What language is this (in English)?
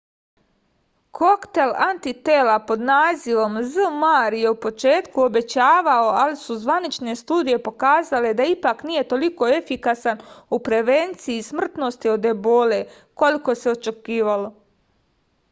Serbian